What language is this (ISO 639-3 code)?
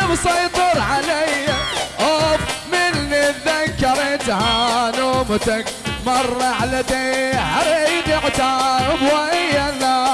ara